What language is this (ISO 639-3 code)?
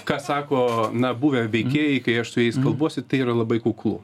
lit